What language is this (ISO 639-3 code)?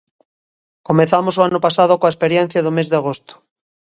glg